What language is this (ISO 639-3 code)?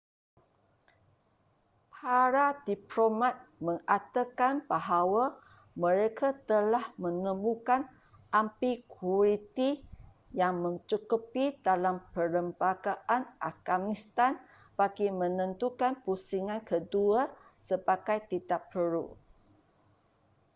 msa